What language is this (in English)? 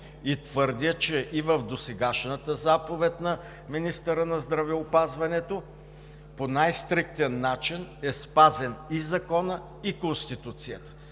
Bulgarian